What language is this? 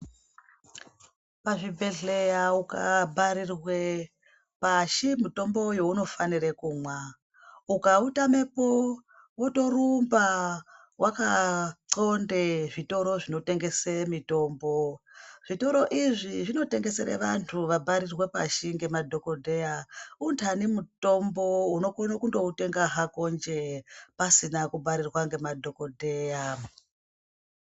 Ndau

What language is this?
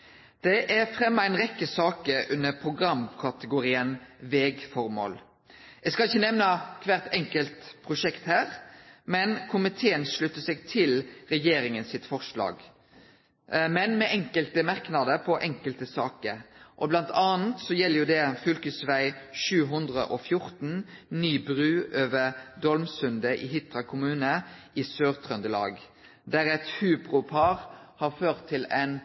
Norwegian Nynorsk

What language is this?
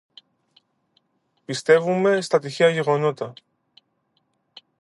Greek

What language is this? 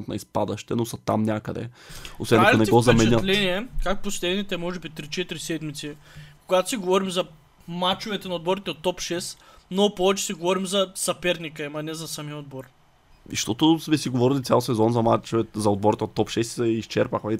Bulgarian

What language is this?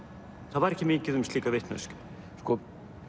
Icelandic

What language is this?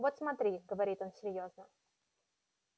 Russian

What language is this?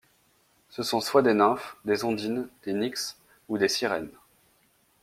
French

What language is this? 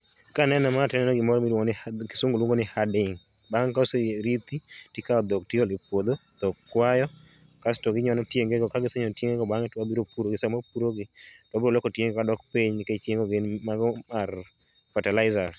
Luo (Kenya and Tanzania)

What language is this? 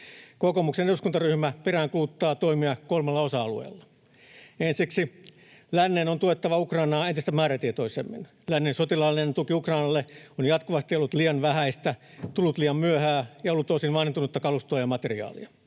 Finnish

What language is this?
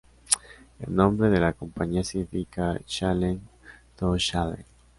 Spanish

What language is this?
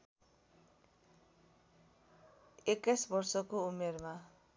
Nepali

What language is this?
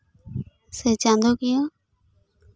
Santali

